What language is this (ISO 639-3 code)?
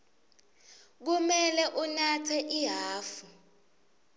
ssw